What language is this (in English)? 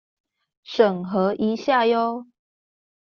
Chinese